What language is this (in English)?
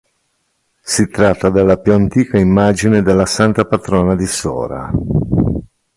Italian